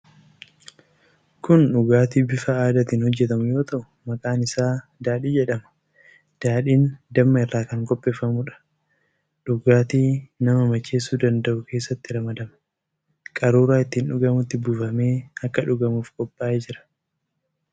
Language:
Oromo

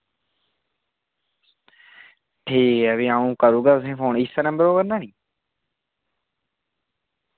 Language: Dogri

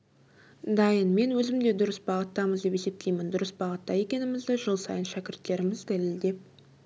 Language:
Kazakh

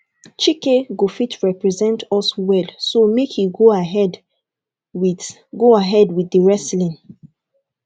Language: Nigerian Pidgin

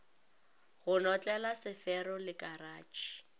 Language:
Northern Sotho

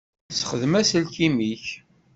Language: Kabyle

